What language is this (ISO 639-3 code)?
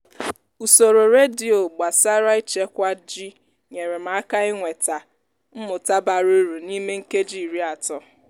ibo